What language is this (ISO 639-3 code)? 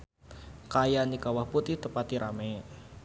sun